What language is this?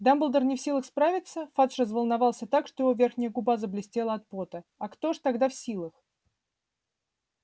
Russian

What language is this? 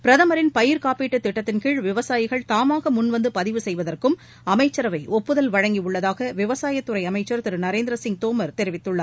Tamil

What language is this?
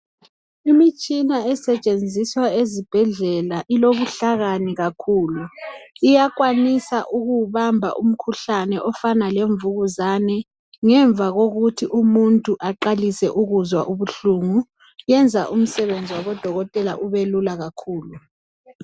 North Ndebele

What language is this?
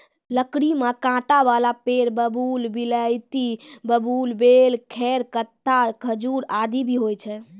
Maithili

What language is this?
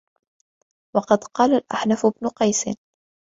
Arabic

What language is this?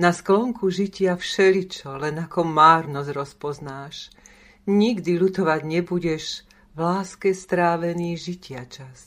Slovak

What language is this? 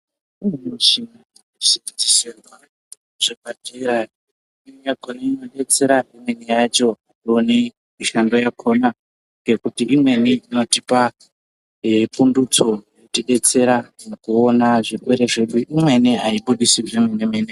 Ndau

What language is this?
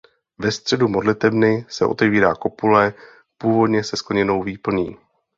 Czech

